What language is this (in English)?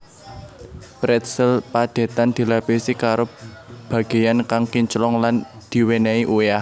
Javanese